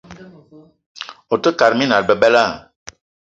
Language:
Eton (Cameroon)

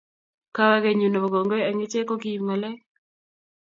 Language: Kalenjin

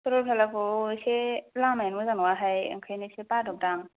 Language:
Bodo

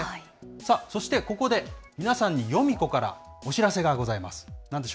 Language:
Japanese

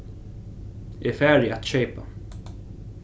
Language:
Faroese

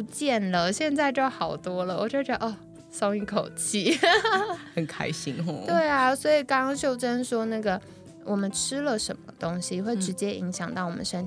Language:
Chinese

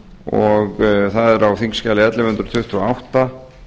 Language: Icelandic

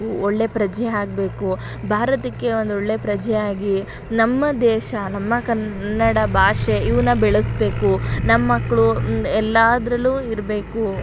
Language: Kannada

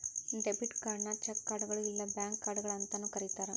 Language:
Kannada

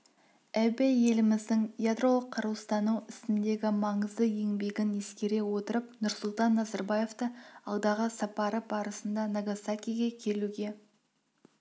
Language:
Kazakh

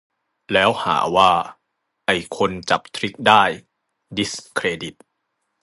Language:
Thai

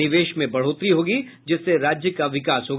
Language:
Hindi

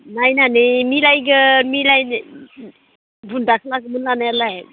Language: Bodo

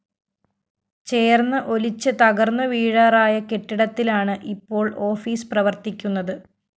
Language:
Malayalam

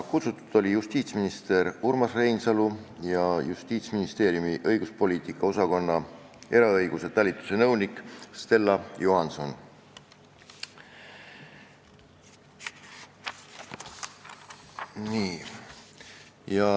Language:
Estonian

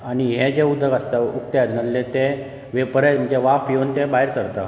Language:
Konkani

